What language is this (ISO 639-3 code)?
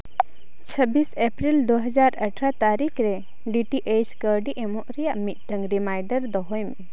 sat